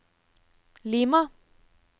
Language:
Norwegian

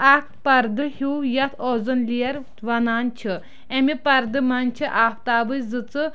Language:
Kashmiri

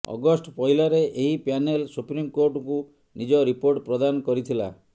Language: Odia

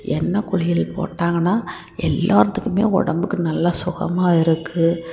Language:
Tamil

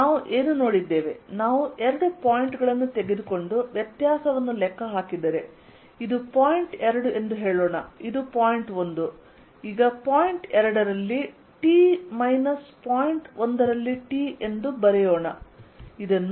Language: Kannada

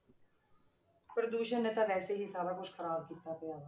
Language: Punjabi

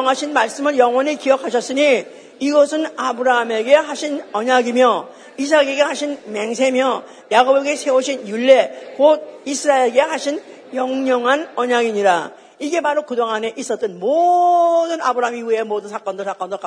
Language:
Korean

